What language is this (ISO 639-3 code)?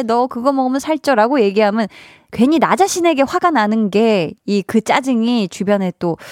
kor